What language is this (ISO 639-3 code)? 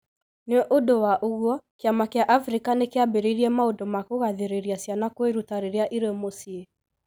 kik